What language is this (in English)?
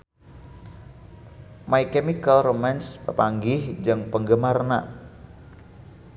Sundanese